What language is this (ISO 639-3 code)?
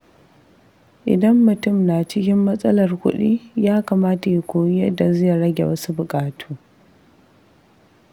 hau